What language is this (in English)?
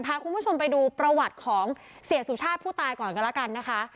Thai